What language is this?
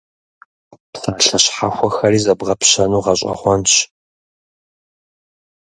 Kabardian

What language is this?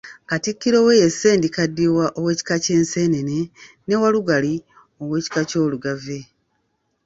Ganda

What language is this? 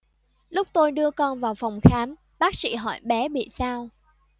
Vietnamese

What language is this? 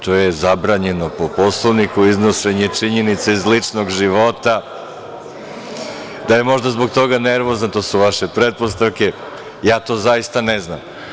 Serbian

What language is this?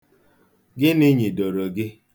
Igbo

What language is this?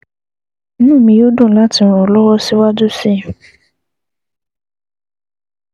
Yoruba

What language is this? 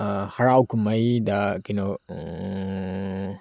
Manipuri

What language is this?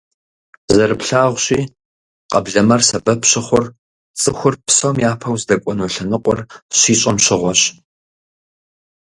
Kabardian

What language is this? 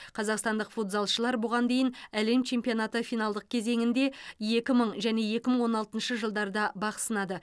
Kazakh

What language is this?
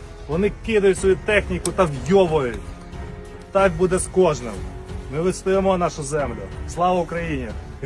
Russian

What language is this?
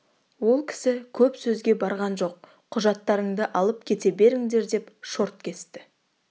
Kazakh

